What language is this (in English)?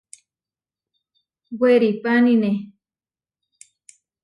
Huarijio